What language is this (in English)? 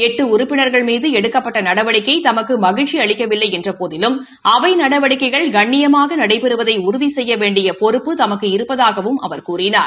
Tamil